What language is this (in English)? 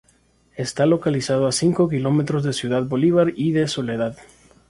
Spanish